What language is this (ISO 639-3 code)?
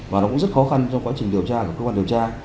vie